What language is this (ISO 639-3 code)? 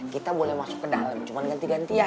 ind